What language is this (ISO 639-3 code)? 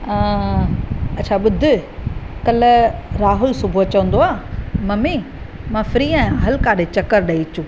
snd